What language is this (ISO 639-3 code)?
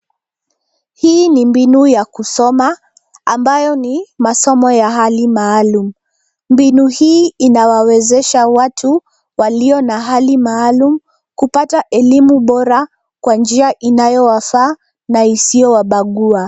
swa